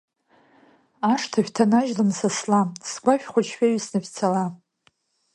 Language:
Abkhazian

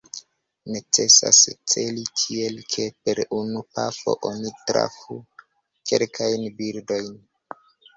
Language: Esperanto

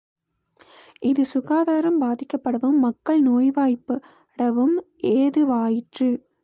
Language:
Tamil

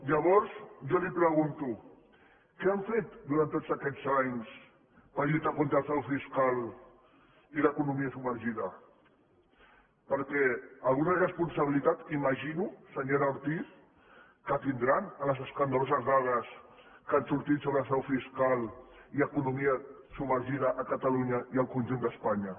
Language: Catalan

